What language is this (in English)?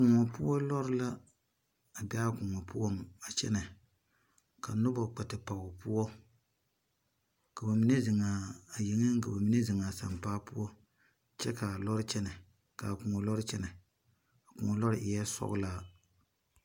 Southern Dagaare